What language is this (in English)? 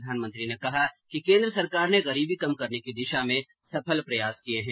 Hindi